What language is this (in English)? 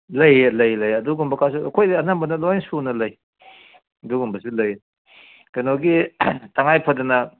Manipuri